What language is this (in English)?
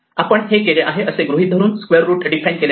Marathi